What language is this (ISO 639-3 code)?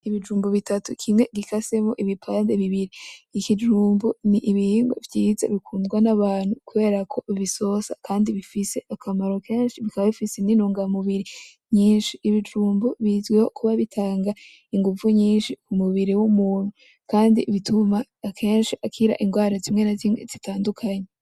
run